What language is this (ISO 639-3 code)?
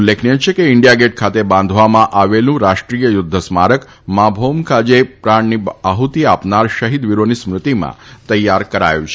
guj